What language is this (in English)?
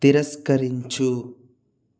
Telugu